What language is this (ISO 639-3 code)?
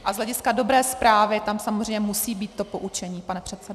ces